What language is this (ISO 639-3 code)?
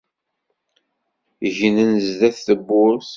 kab